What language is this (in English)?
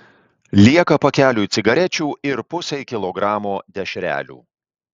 Lithuanian